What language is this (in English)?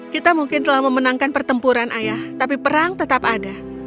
Indonesian